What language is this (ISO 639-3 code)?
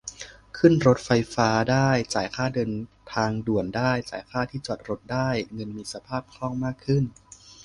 tha